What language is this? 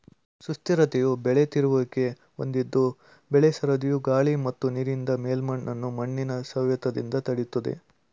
Kannada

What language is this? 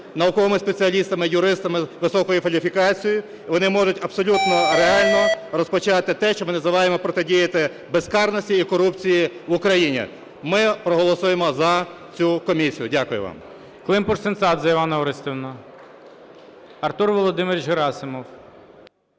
Ukrainian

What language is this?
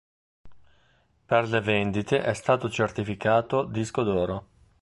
Italian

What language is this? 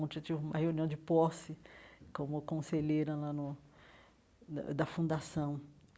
Portuguese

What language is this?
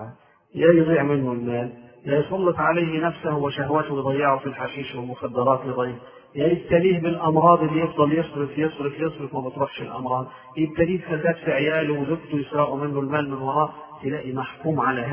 Arabic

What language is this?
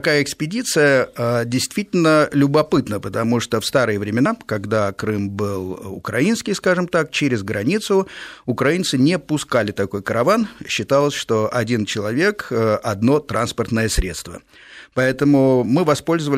Russian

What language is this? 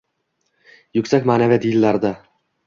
Uzbek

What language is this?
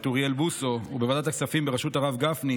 Hebrew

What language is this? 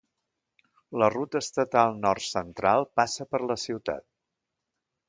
Catalan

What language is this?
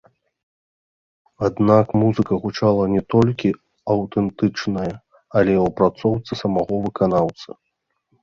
Belarusian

